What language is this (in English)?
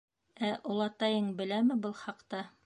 Bashkir